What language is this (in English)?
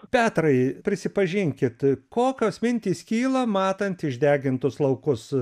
Lithuanian